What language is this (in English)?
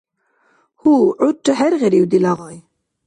Dargwa